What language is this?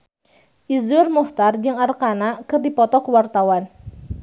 Sundanese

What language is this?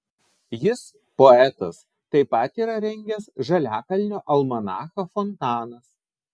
Lithuanian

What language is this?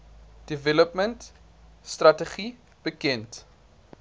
Afrikaans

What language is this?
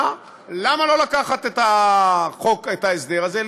Hebrew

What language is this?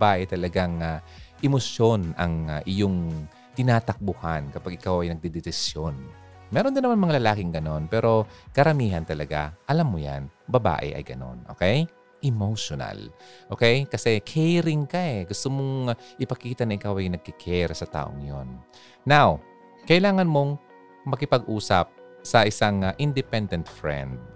Filipino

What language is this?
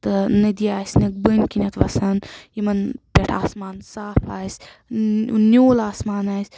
Kashmiri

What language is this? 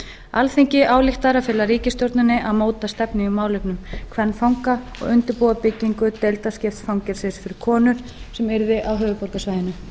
Icelandic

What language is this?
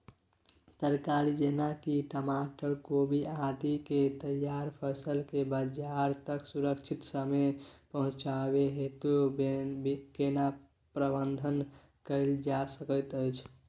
Maithili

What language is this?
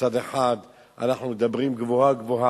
Hebrew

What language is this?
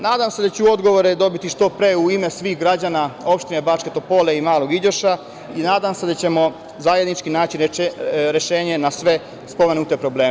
Serbian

